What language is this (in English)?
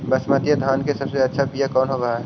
Magahi